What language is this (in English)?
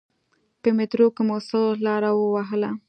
Pashto